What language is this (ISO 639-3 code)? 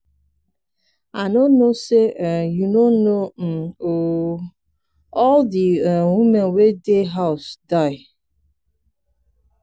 pcm